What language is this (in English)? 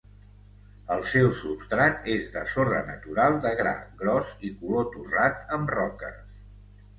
Catalan